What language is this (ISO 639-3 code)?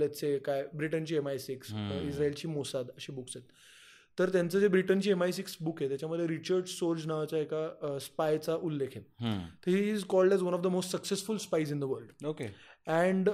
mar